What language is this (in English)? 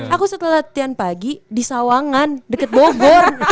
Indonesian